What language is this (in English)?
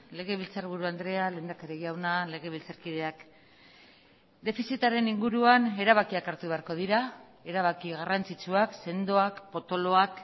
Basque